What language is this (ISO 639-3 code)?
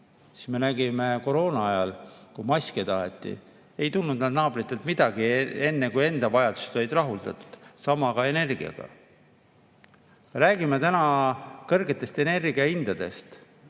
est